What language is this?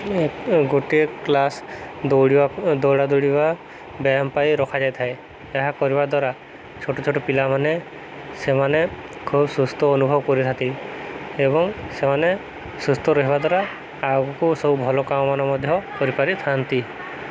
Odia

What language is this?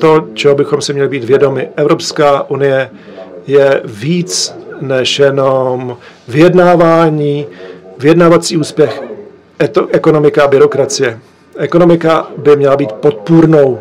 Czech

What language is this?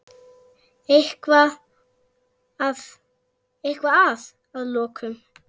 Icelandic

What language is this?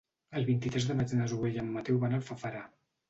Catalan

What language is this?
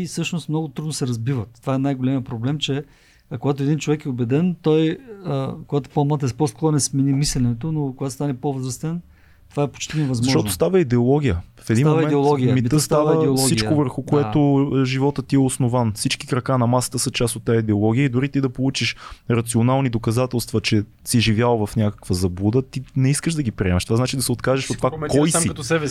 Bulgarian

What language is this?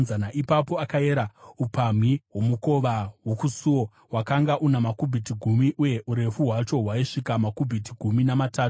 Shona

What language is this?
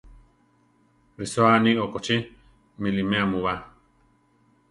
Central Tarahumara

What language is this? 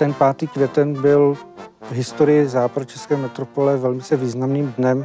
Czech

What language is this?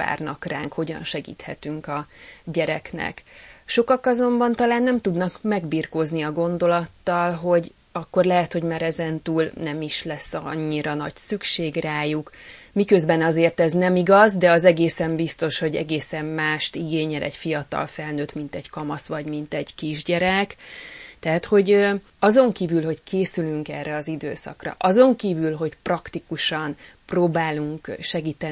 Hungarian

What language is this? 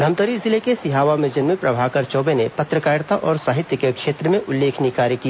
Hindi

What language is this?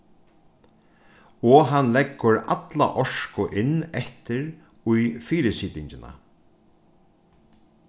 Faroese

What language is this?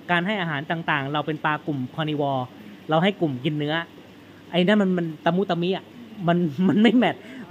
Thai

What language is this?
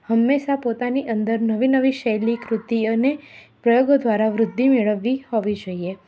Gujarati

